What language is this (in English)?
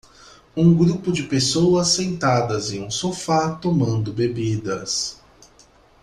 Portuguese